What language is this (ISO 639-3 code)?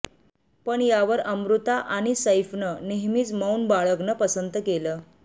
mar